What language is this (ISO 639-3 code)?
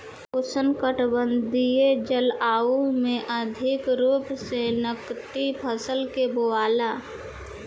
bho